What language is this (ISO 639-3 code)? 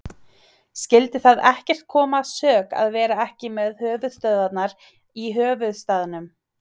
isl